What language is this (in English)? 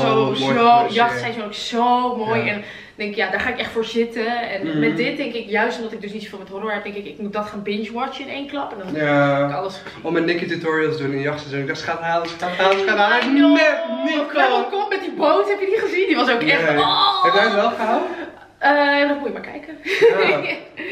Dutch